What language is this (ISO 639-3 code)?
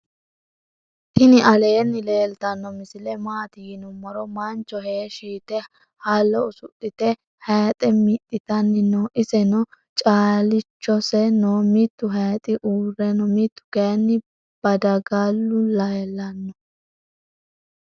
sid